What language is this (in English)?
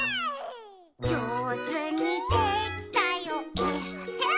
Japanese